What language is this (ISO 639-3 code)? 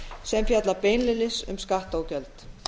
isl